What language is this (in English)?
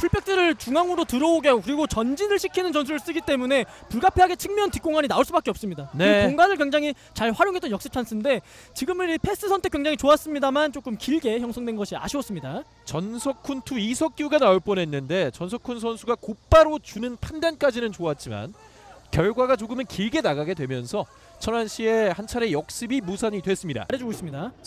Korean